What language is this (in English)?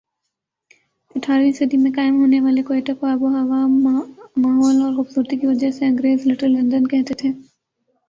Urdu